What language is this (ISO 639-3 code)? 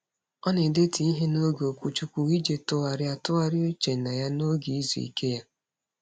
ibo